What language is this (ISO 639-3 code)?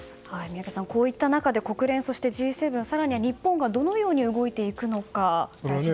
jpn